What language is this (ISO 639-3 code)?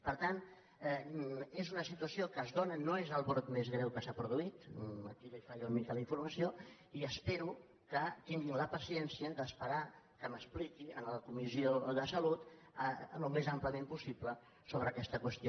cat